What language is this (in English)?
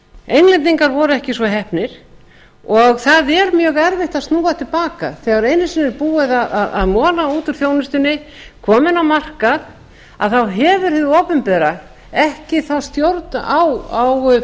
Icelandic